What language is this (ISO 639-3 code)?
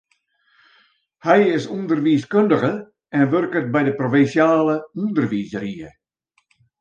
fry